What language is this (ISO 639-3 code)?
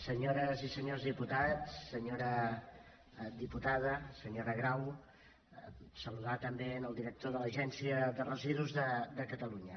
cat